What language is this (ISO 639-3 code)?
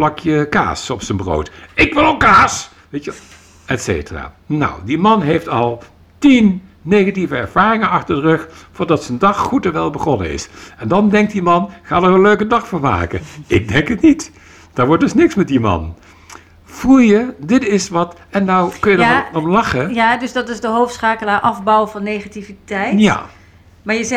nld